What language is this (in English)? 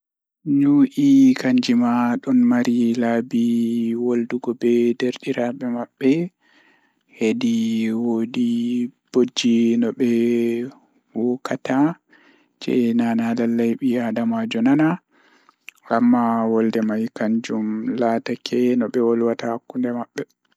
Fula